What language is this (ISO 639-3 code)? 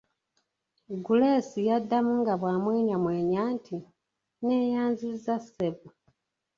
lug